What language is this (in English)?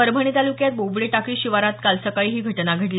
Marathi